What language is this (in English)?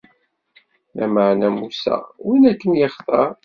Kabyle